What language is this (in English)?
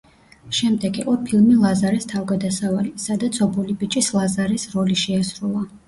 Georgian